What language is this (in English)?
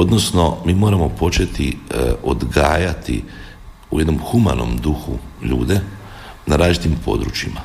Croatian